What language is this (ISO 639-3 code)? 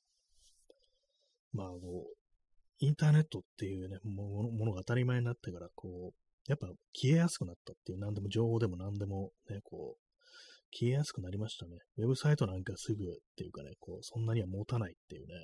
jpn